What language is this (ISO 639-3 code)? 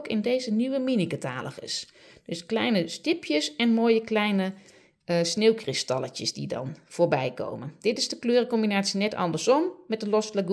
nld